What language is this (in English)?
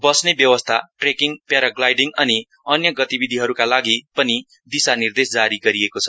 Nepali